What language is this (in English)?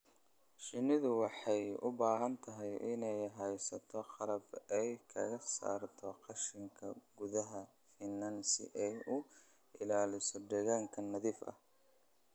Somali